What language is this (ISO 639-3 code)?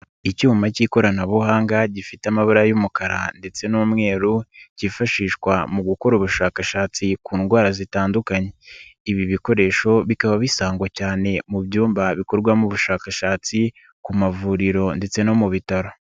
kin